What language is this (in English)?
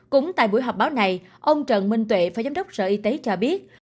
Vietnamese